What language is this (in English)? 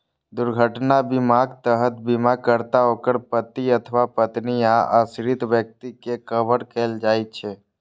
Maithili